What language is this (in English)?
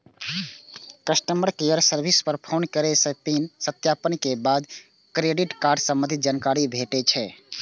Maithili